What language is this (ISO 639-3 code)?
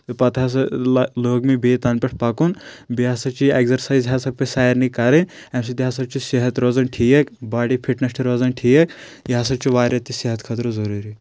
kas